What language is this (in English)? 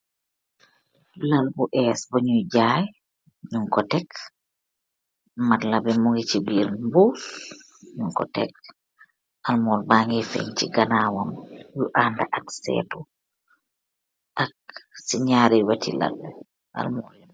Wolof